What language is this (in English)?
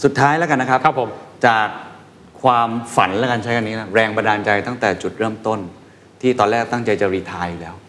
Thai